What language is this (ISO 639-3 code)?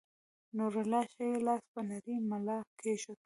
pus